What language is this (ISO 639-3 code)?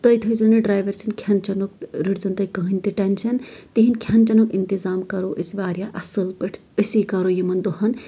kas